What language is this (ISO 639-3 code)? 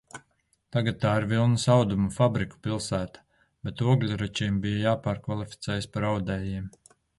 lav